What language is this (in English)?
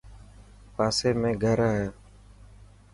Dhatki